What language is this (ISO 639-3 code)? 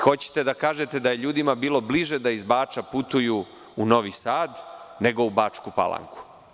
srp